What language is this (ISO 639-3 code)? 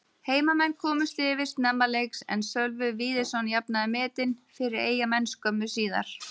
isl